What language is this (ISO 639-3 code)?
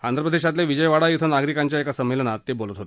mar